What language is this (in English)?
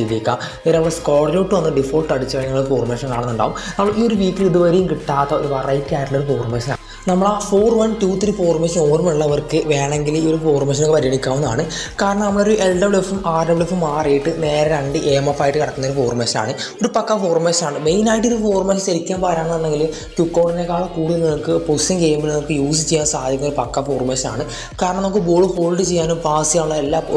Malayalam